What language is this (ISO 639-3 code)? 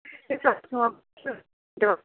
kas